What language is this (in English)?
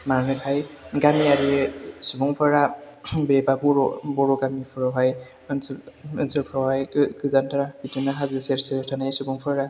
Bodo